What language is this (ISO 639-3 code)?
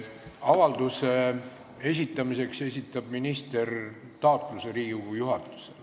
est